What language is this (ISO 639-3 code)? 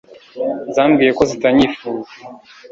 kin